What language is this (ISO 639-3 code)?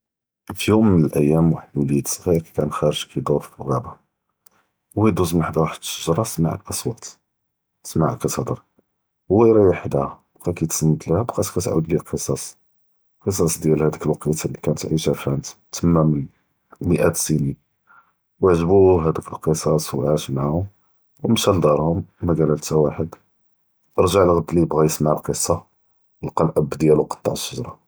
jrb